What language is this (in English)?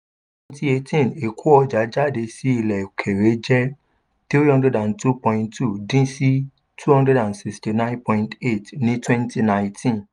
Yoruba